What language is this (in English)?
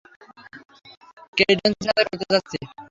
Bangla